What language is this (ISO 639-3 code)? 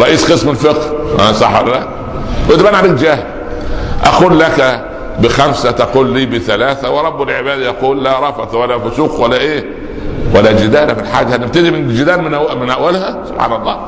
ara